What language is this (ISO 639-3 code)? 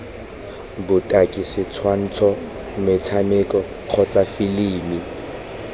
tsn